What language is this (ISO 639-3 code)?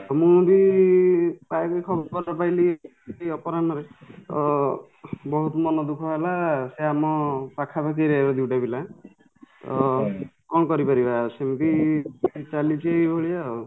ori